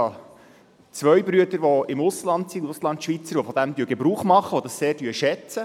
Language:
Swiss German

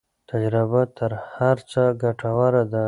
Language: Pashto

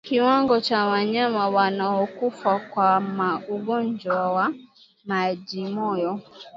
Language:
Swahili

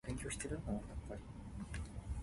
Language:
Min Nan Chinese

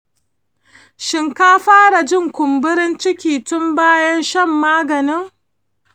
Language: Hausa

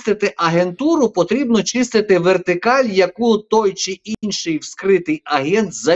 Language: Ukrainian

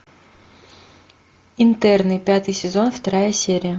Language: Russian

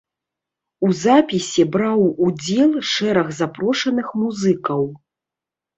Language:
Belarusian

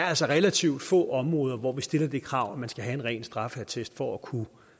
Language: Danish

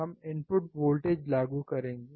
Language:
Hindi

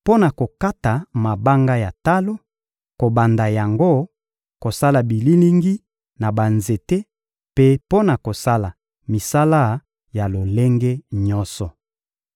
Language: Lingala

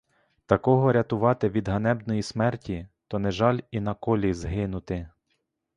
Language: Ukrainian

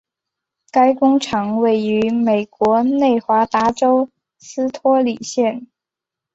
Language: Chinese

